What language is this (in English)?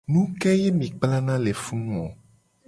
Gen